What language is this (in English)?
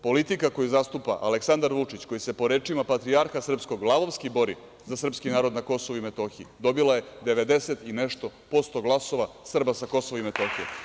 Serbian